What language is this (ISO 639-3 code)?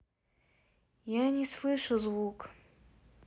rus